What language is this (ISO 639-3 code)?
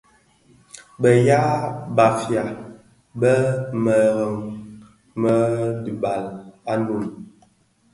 ksf